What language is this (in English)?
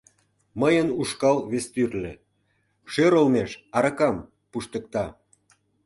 Mari